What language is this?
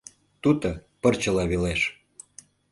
Mari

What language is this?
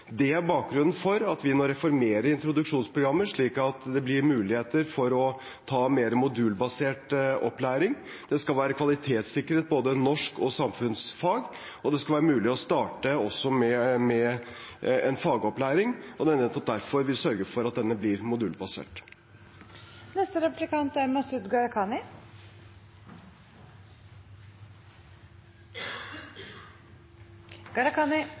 Norwegian Bokmål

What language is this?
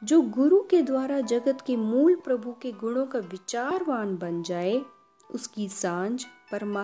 Hindi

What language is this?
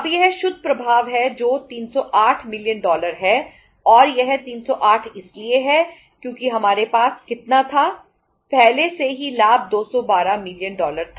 Hindi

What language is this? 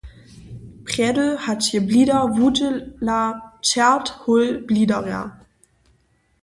Upper Sorbian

